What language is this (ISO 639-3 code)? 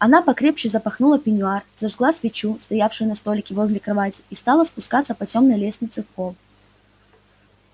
rus